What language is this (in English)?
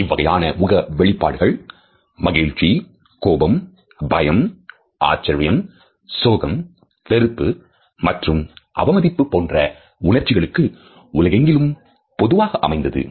Tamil